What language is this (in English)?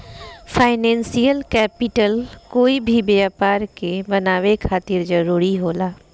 Bhojpuri